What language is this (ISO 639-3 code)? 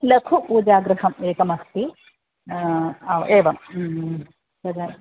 san